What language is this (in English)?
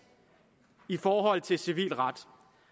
Danish